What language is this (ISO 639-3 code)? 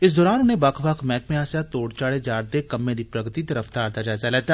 doi